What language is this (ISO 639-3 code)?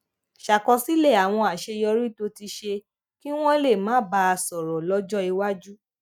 yor